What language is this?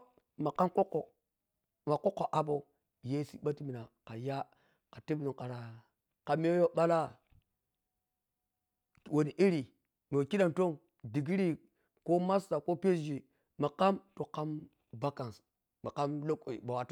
Piya-Kwonci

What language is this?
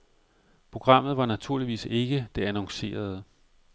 Danish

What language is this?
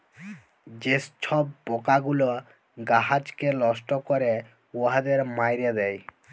Bangla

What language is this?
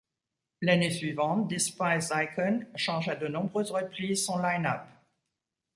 French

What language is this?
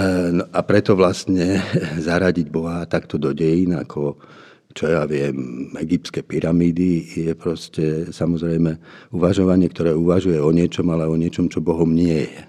Slovak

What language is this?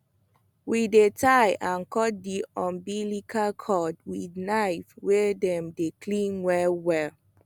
Nigerian Pidgin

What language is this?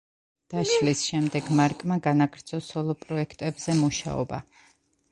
Georgian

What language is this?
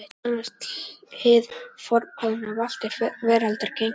Icelandic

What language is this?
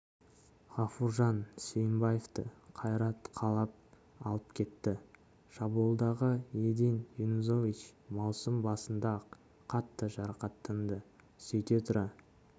Kazakh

